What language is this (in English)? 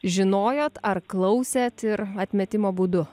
Lithuanian